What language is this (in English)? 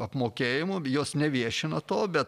Lithuanian